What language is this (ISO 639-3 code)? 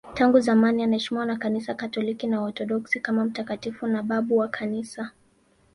swa